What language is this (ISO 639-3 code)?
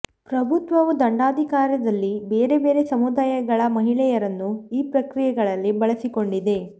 kan